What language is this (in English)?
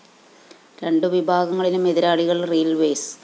Malayalam